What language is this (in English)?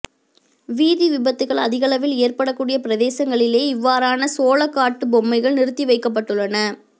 Tamil